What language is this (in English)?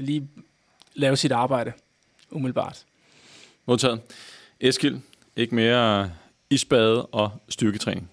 Danish